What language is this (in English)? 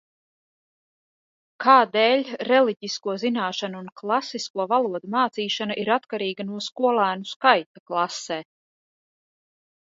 Latvian